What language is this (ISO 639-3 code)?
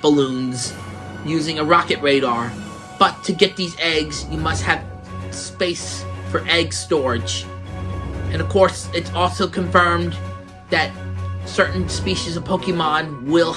eng